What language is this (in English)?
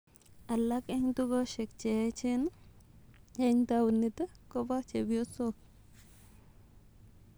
Kalenjin